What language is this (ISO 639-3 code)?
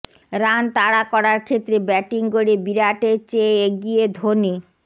ben